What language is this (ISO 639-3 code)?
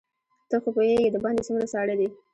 pus